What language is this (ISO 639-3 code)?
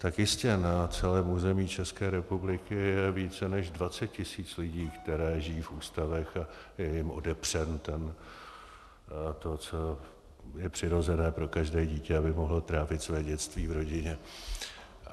ces